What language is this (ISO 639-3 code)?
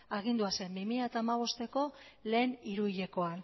eus